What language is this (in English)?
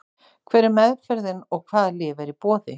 Icelandic